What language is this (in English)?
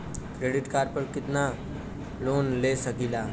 Bhojpuri